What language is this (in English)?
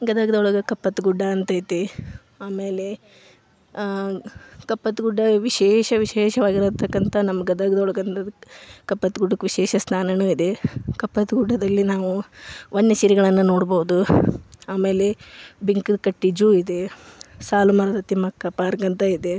Kannada